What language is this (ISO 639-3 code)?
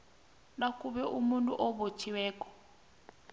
nbl